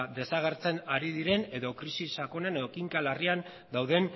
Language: Basque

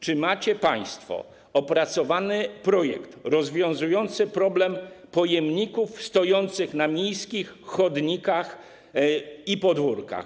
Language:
Polish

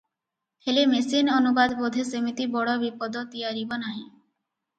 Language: Odia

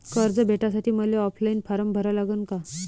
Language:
Marathi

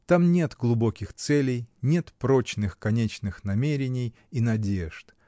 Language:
Russian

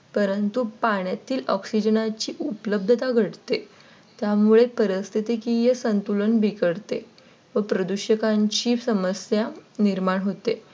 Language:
Marathi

